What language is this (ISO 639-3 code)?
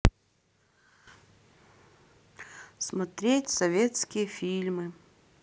rus